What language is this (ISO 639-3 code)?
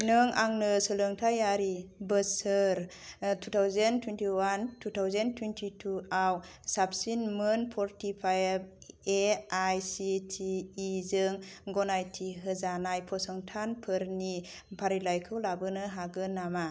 brx